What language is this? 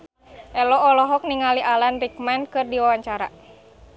Sundanese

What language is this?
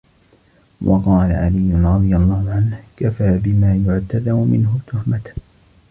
Arabic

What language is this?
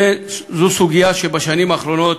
Hebrew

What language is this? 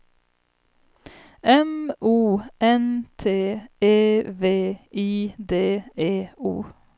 Swedish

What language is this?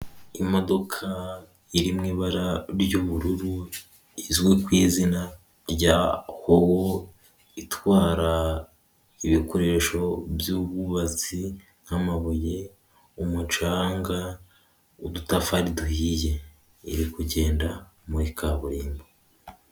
Kinyarwanda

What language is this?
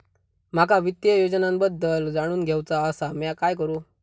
Marathi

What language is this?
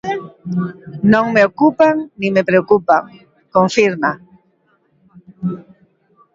Galician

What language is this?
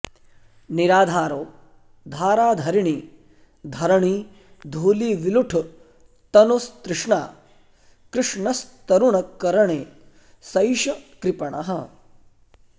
Sanskrit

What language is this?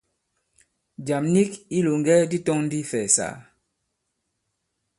Bankon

